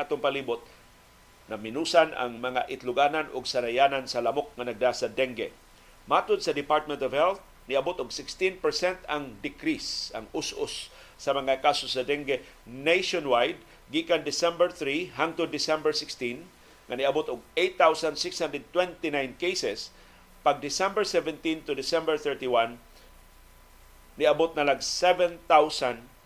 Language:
Filipino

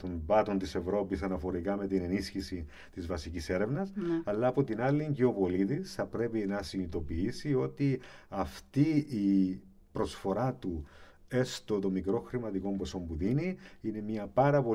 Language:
Greek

